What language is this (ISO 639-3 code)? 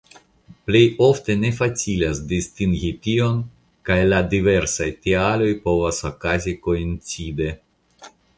epo